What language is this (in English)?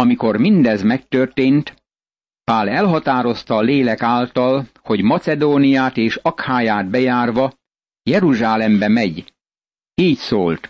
Hungarian